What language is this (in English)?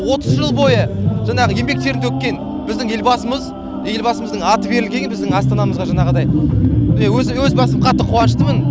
Kazakh